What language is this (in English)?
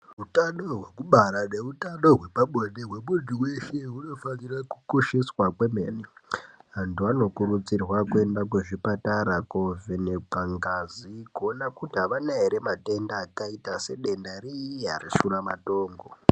Ndau